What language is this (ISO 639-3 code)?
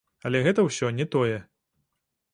bel